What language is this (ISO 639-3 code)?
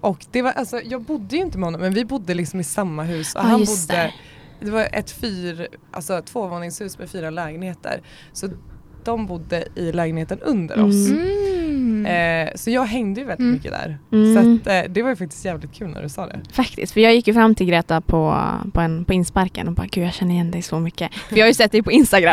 swe